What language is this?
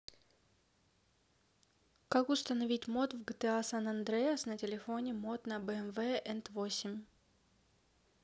Russian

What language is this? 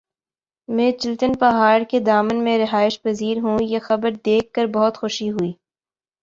Urdu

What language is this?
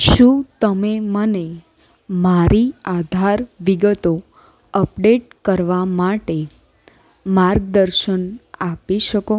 Gujarati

